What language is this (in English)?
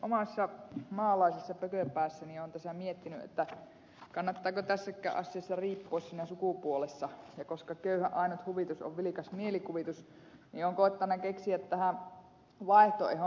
Finnish